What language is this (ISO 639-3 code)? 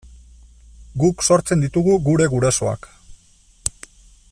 eus